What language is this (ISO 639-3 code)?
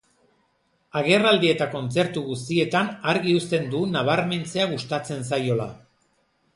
eus